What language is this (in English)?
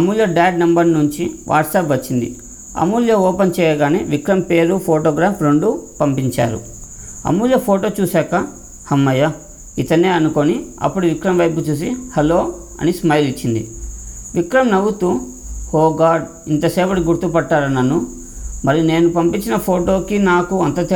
Telugu